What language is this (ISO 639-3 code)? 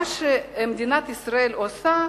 heb